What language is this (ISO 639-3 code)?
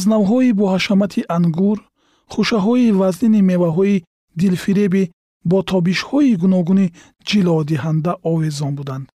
fas